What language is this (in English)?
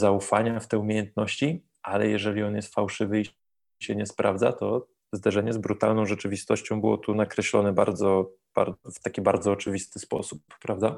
Polish